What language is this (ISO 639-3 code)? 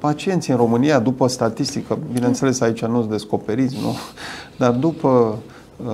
ron